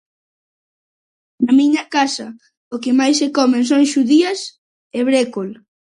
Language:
Galician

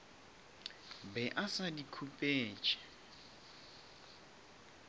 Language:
Northern Sotho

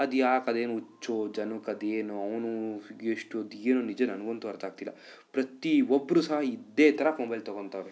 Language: Kannada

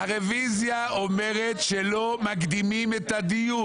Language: Hebrew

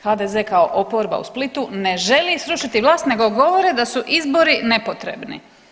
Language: Croatian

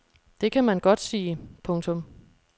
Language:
Danish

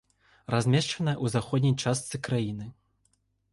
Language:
Belarusian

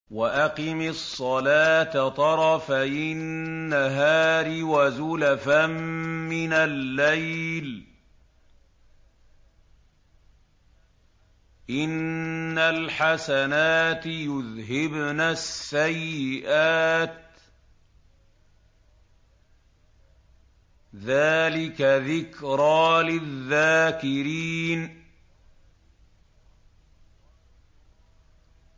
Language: Arabic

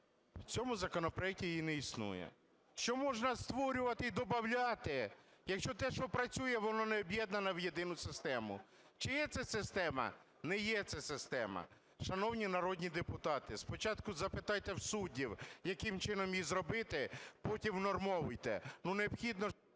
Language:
Ukrainian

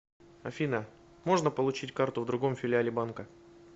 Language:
Russian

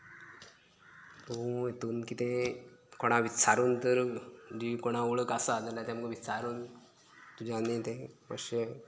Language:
Konkani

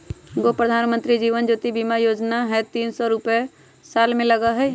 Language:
Magahi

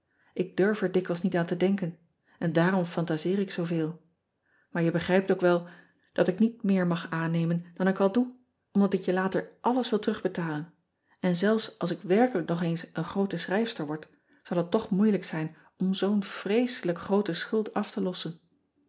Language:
Dutch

